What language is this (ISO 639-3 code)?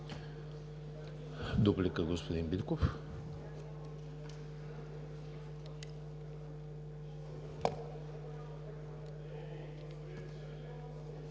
bul